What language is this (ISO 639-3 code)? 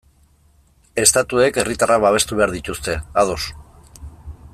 eus